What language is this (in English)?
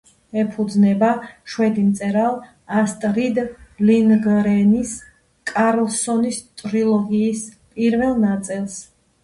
Georgian